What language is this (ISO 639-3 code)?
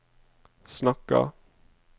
nor